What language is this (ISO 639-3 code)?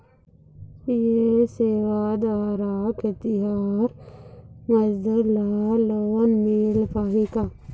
hne